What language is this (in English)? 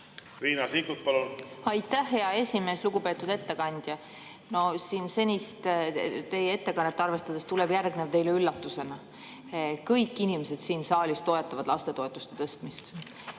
Estonian